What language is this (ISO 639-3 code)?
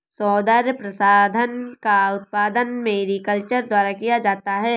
hin